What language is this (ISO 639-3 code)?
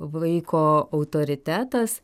lit